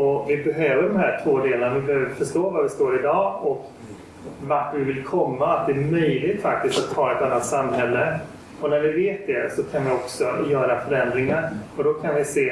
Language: Swedish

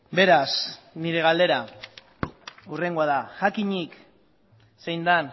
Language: Basque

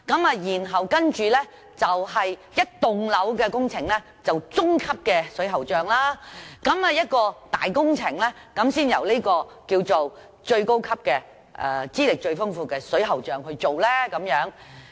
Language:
Cantonese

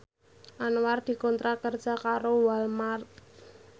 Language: Javanese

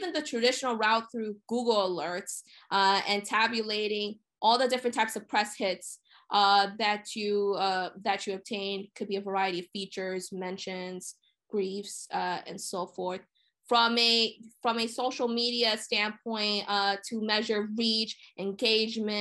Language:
English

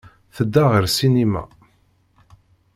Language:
Kabyle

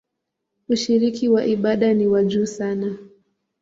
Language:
Swahili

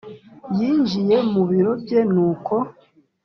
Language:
Kinyarwanda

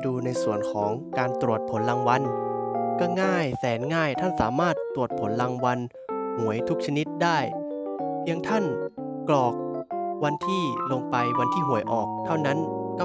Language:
Thai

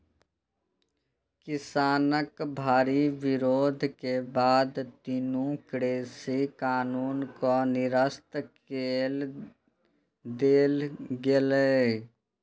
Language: Maithili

